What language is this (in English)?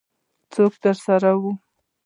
Pashto